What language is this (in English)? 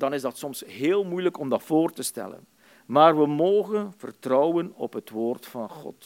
Dutch